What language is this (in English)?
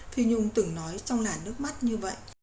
Vietnamese